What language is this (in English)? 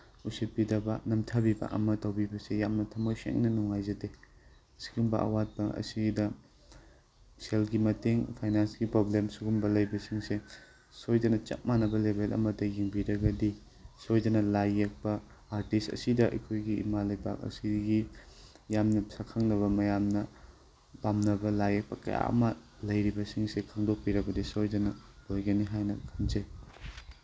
Manipuri